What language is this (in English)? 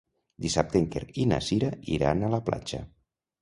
Catalan